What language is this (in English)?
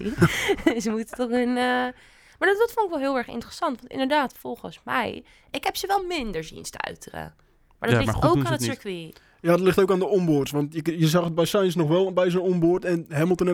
Dutch